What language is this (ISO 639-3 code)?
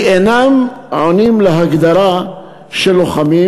heb